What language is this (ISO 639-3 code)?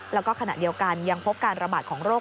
tha